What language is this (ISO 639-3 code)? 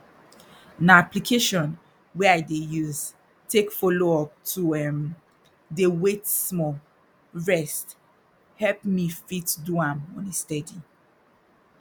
pcm